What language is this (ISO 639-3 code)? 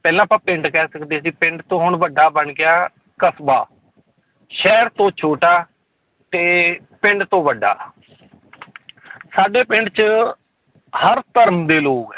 pan